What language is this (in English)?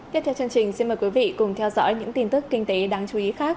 Vietnamese